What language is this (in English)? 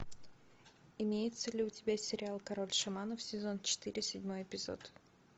Russian